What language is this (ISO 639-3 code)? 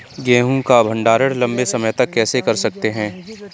hin